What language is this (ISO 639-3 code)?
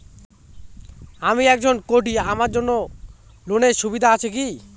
ben